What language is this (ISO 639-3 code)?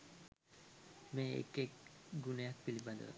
sin